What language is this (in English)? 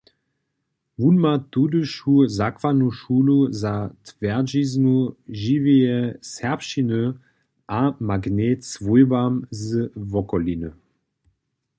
Upper Sorbian